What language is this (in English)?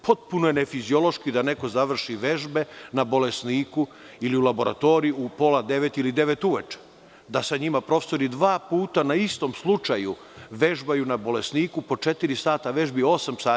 Serbian